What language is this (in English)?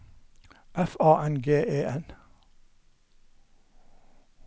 Norwegian